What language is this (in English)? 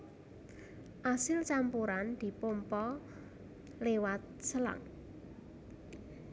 Javanese